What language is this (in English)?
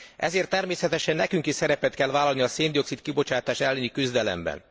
Hungarian